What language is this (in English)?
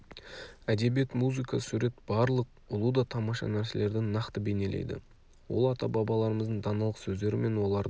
Kazakh